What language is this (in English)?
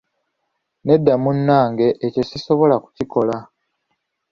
Ganda